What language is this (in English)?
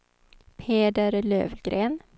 Swedish